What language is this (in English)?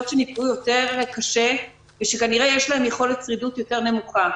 Hebrew